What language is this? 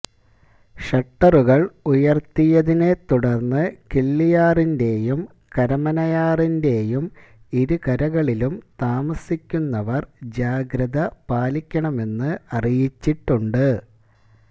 Malayalam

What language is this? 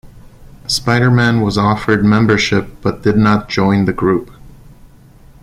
English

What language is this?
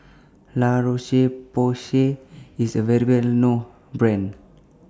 English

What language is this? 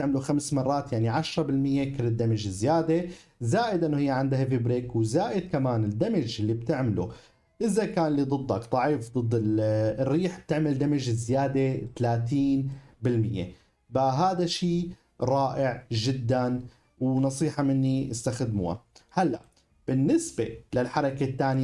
Arabic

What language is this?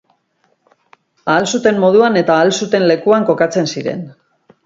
Basque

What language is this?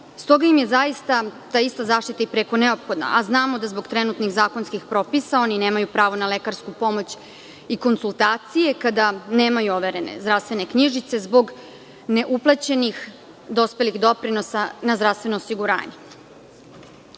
Serbian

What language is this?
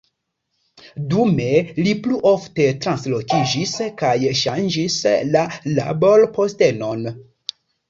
Esperanto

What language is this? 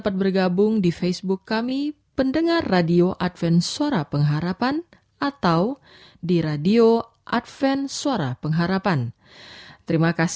Indonesian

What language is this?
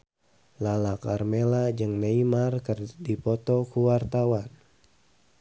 Sundanese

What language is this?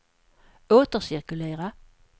Swedish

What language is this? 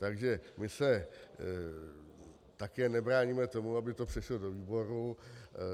Czech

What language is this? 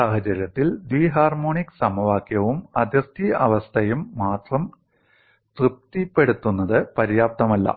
Malayalam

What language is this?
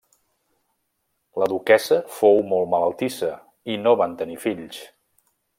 Catalan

